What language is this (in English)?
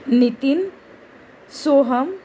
Marathi